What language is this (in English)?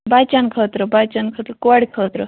Kashmiri